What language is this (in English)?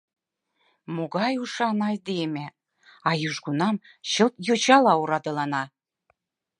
Mari